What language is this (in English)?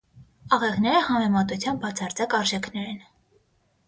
Armenian